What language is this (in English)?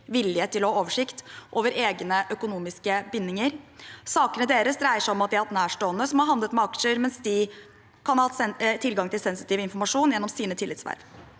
Norwegian